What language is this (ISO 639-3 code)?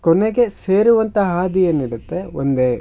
kan